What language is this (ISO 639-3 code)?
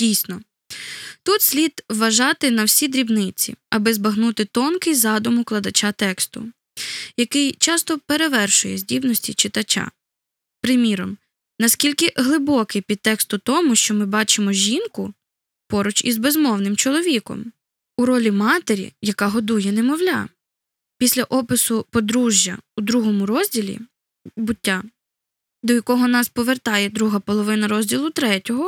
ukr